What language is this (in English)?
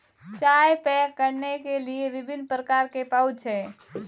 Hindi